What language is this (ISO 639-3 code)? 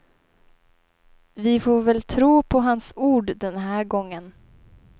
swe